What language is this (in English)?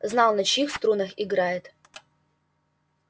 Russian